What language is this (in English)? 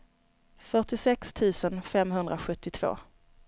Swedish